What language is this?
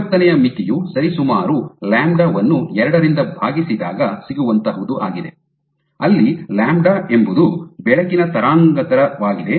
Kannada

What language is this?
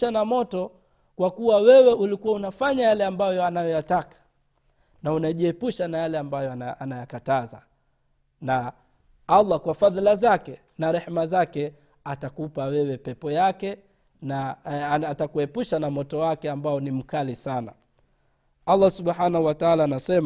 Swahili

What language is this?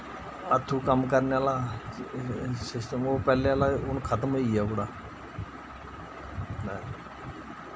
Dogri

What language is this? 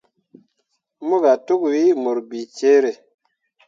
Mundang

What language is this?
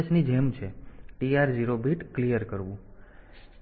Gujarati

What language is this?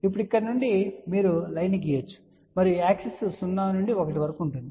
Telugu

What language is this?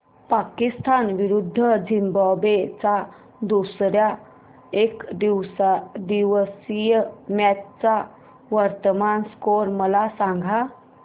Marathi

